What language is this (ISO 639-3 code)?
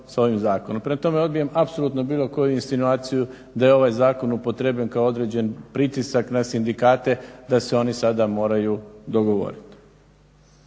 hrv